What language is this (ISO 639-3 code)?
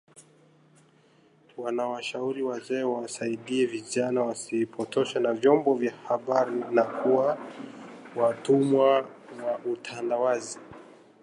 swa